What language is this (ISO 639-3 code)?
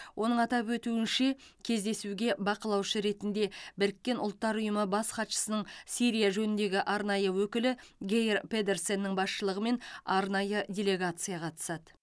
kaz